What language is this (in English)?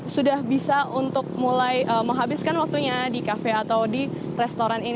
Indonesian